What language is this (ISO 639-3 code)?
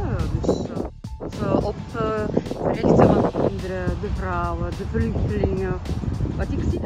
nld